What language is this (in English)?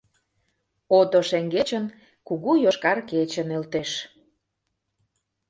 Mari